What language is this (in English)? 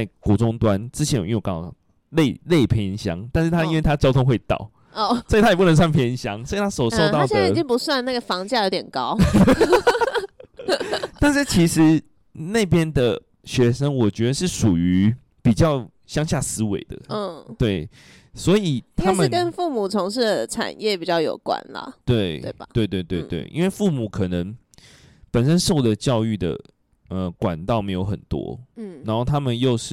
Chinese